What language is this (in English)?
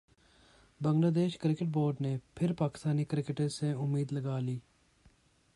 Urdu